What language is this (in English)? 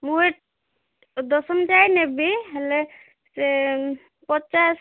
Odia